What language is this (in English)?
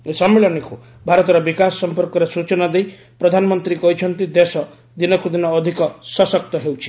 Odia